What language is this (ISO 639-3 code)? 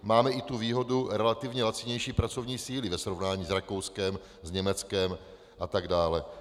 ces